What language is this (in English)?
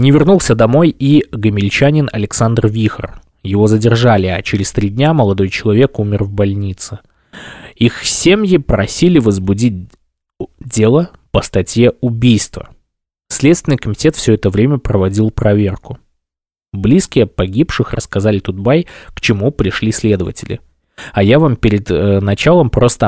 Russian